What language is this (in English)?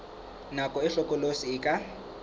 Southern Sotho